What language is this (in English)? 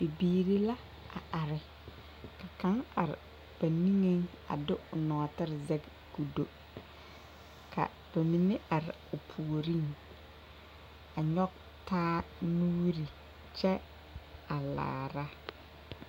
Southern Dagaare